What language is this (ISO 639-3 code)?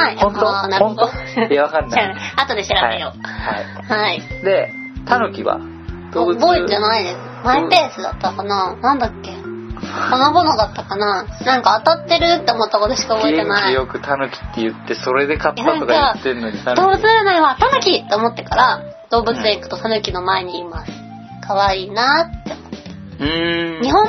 jpn